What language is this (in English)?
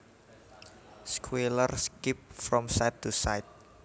Javanese